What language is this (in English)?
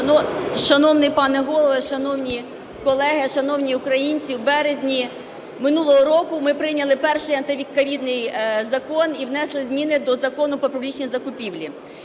Ukrainian